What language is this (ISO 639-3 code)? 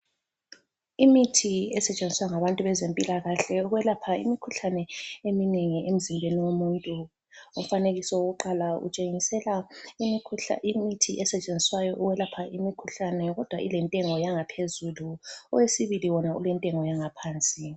nde